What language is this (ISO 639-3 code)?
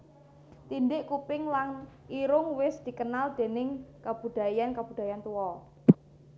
jav